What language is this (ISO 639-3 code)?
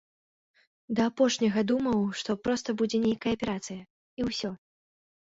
bel